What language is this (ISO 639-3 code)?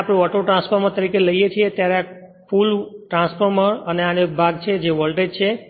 guj